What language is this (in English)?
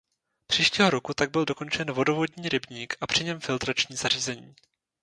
Czech